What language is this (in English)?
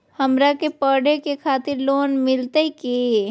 Magahi